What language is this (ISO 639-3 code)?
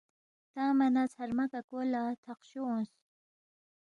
bft